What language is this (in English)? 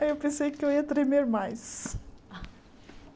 Portuguese